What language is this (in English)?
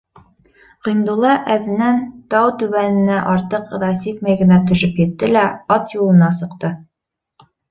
Bashkir